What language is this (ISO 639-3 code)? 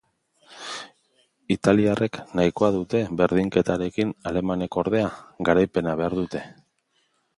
eus